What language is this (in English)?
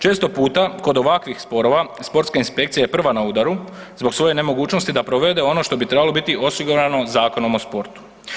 Croatian